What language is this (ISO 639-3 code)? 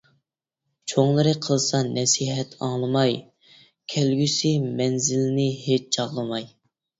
uig